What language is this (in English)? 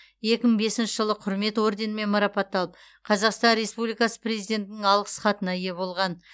Kazakh